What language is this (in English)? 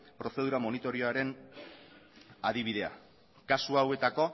Basque